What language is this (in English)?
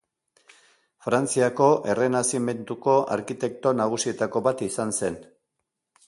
Basque